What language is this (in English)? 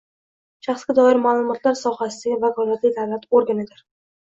Uzbek